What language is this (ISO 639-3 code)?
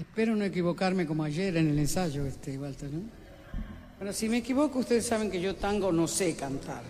por